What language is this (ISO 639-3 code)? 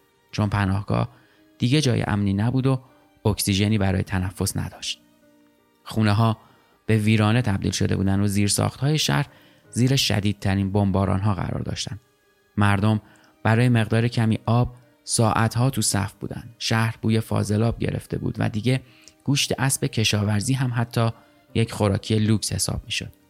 fas